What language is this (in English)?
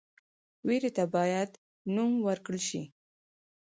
Pashto